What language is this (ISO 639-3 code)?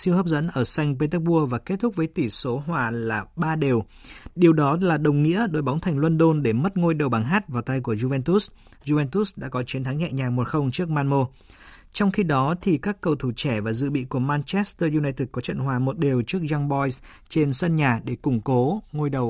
vie